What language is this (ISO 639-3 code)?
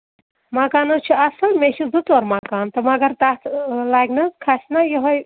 kas